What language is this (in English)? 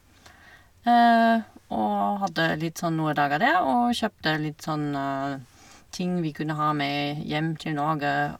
Norwegian